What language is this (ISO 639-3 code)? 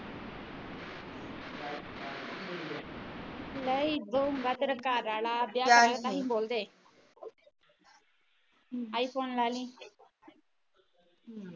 pan